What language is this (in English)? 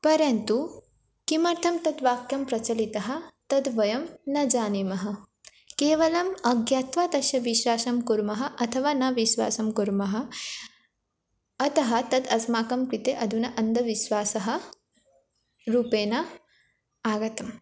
Sanskrit